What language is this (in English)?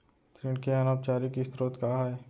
Chhattisgarhi